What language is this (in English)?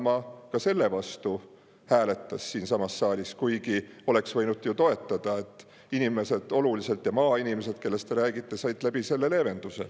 Estonian